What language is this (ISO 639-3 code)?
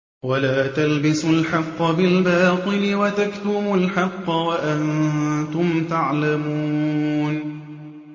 ara